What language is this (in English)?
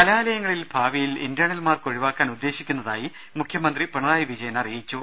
Malayalam